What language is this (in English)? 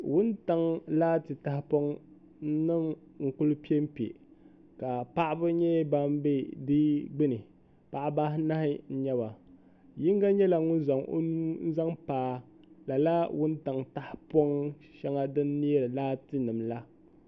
Dagbani